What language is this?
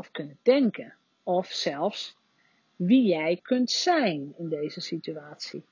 Dutch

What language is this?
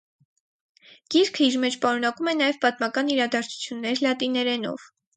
Armenian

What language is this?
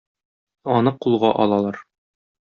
Tatar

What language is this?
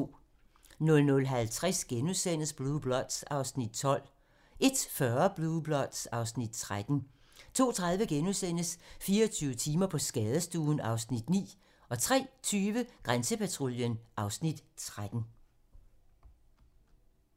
Danish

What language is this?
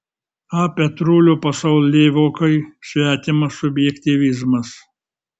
Lithuanian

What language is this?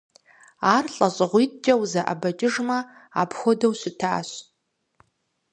Kabardian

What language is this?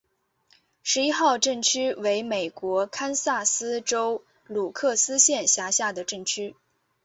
Chinese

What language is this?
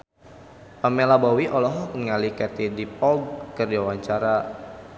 Sundanese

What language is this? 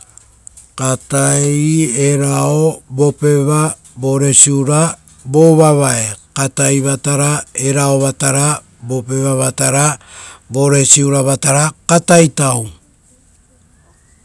Rotokas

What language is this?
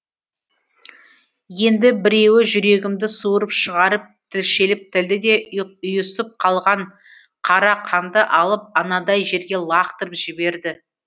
Kazakh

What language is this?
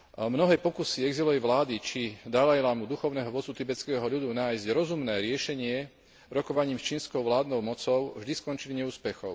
Slovak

